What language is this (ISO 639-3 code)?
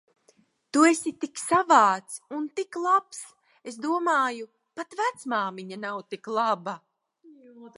lav